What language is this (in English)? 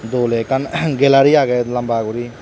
Chakma